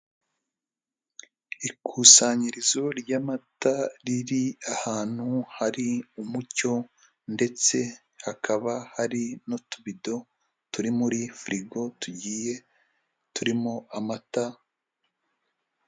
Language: Kinyarwanda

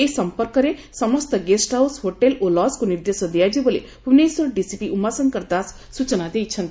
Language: Odia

